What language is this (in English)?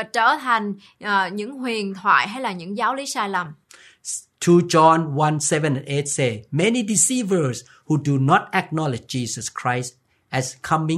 Vietnamese